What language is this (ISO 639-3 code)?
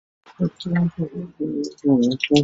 zho